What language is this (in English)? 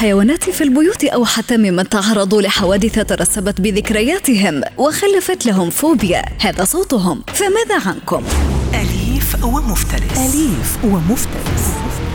Arabic